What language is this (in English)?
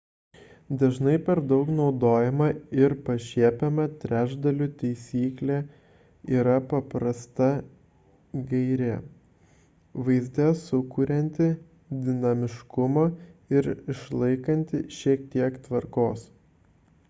Lithuanian